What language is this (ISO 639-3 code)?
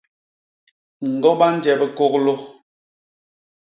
bas